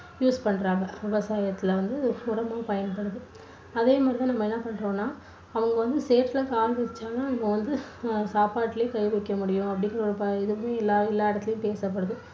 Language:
Tamil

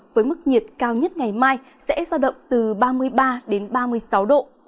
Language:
Vietnamese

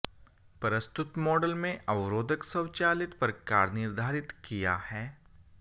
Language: Hindi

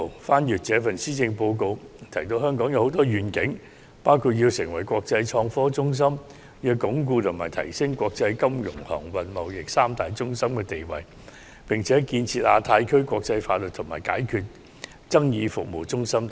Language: Cantonese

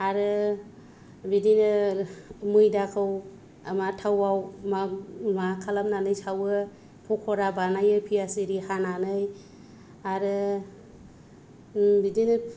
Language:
Bodo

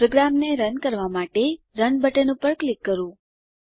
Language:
Gujarati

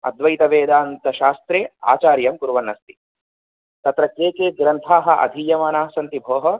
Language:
Sanskrit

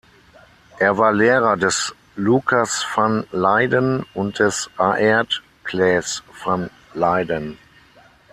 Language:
German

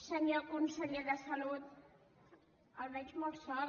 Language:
Catalan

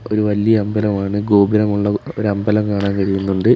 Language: Malayalam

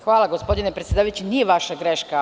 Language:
Serbian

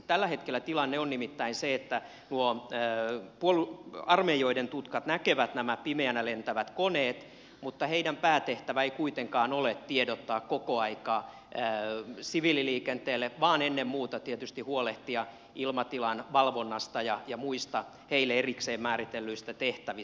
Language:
Finnish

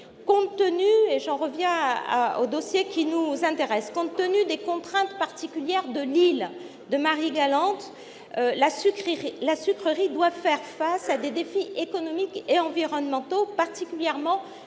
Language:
French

